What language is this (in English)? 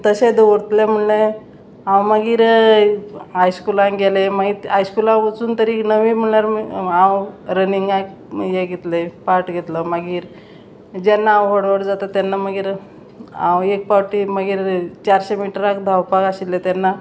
Konkani